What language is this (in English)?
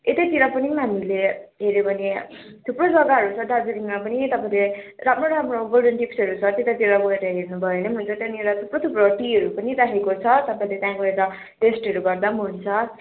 Nepali